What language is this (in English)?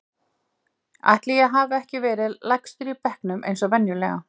Icelandic